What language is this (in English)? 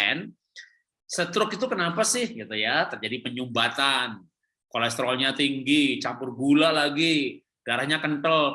Indonesian